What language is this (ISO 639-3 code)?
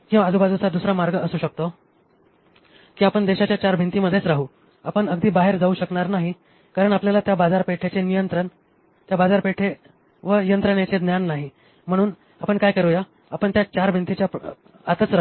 mar